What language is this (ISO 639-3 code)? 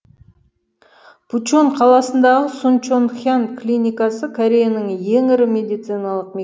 kaz